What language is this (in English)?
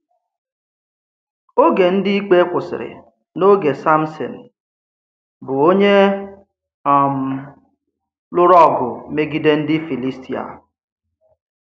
Igbo